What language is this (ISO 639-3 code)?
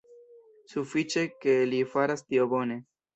epo